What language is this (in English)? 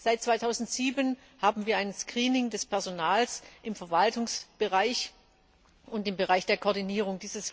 German